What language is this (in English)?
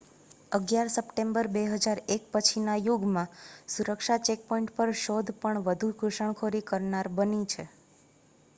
Gujarati